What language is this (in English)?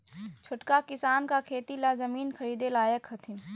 Magahi